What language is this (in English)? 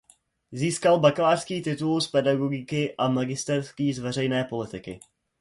Czech